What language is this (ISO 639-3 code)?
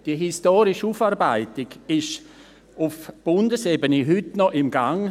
gsw